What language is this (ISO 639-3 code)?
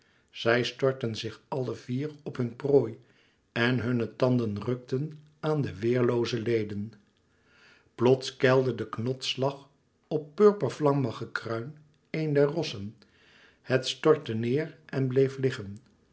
nld